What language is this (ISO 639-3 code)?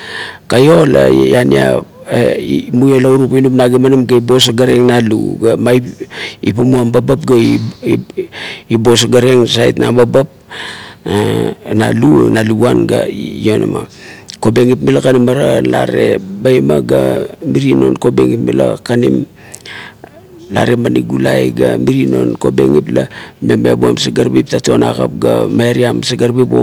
kto